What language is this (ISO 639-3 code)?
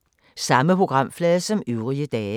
dan